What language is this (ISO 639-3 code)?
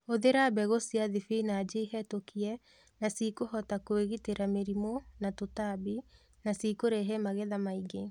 kik